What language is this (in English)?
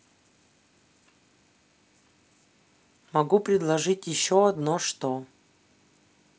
Russian